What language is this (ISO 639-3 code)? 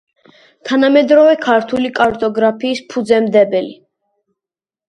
kat